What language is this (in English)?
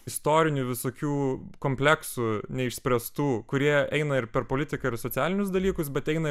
Lithuanian